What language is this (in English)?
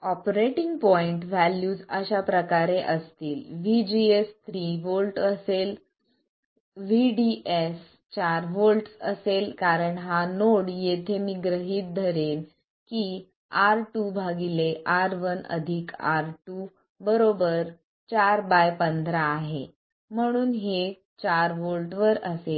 Marathi